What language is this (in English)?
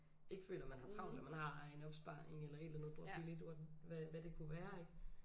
Danish